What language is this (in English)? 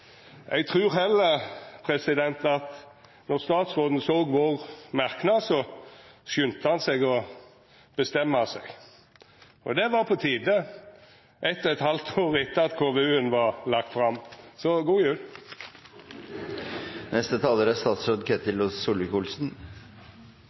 Norwegian Nynorsk